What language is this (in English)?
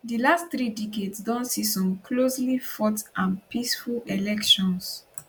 Nigerian Pidgin